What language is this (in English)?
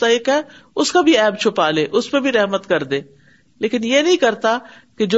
Urdu